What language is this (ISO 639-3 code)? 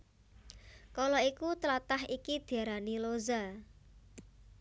jav